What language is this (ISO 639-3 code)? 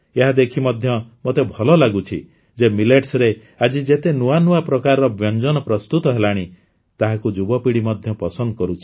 ori